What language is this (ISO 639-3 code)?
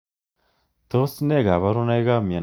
kln